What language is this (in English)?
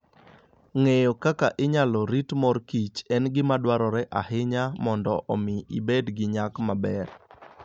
Luo (Kenya and Tanzania)